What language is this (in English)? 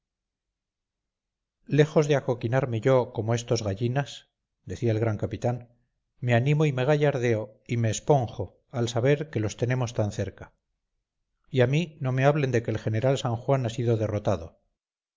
Spanish